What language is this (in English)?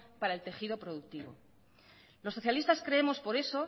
Spanish